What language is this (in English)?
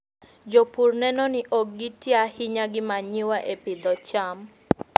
Luo (Kenya and Tanzania)